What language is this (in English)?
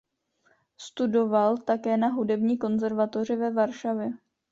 Czech